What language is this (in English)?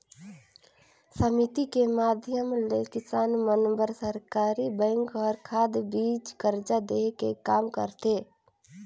Chhattisgarhi